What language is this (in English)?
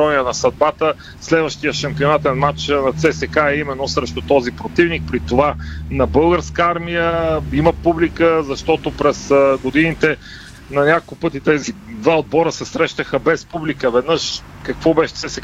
Bulgarian